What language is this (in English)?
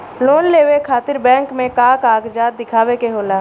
Bhojpuri